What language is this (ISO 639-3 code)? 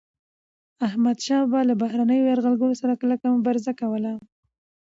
pus